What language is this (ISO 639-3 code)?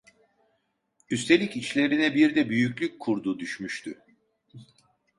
tur